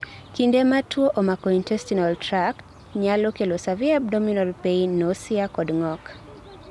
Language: Luo (Kenya and Tanzania)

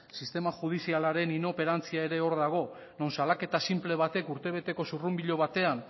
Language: Basque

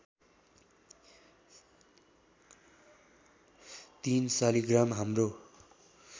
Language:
Nepali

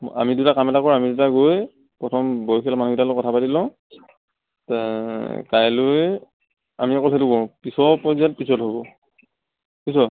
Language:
Assamese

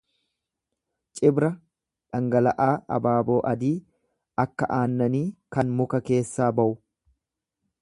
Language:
Oromo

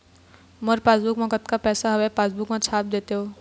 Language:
Chhattisgarhi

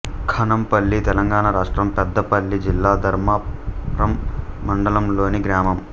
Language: Telugu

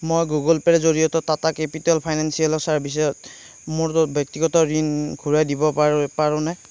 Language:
Assamese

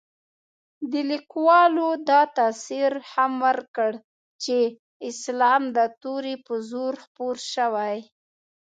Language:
Pashto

